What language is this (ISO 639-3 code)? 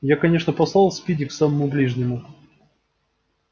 rus